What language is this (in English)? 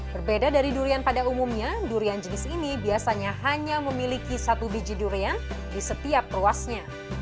Indonesian